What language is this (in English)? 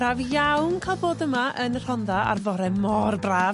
Welsh